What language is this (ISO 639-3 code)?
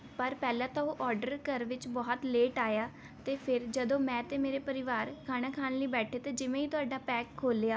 pan